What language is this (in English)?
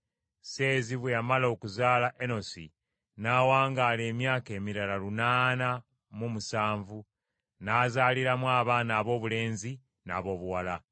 Ganda